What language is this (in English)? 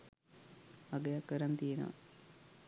Sinhala